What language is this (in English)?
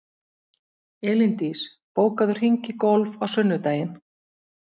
Icelandic